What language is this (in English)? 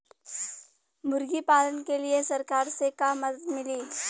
Bhojpuri